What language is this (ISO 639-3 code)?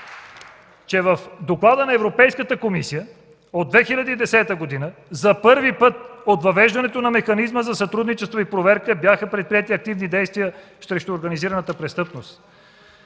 bul